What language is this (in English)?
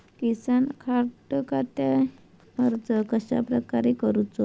Marathi